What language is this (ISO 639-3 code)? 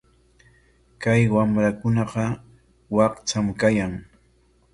qwa